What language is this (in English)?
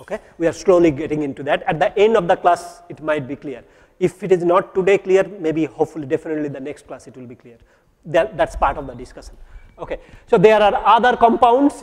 English